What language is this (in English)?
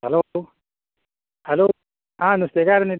Konkani